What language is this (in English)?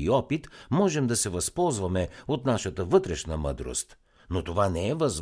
Bulgarian